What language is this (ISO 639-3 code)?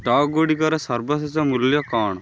ori